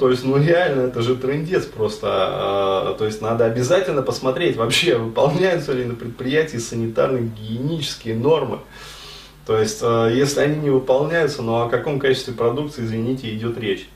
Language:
Russian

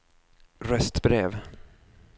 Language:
Swedish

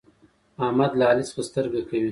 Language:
Pashto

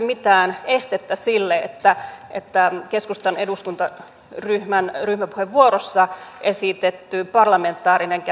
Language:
Finnish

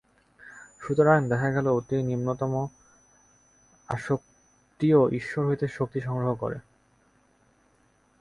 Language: Bangla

